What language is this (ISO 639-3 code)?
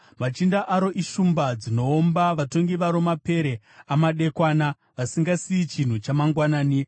sna